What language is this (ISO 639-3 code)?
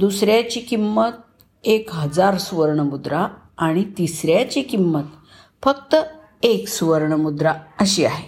mar